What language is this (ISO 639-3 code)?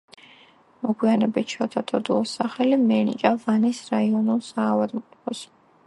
kat